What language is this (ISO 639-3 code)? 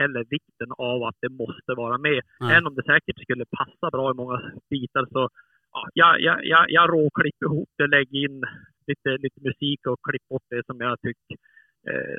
swe